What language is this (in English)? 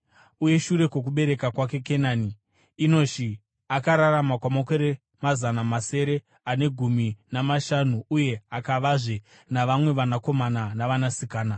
Shona